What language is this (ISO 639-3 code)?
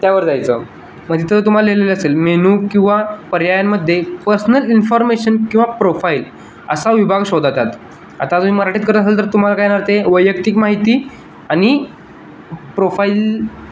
mar